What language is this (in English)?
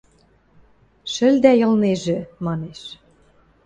Western Mari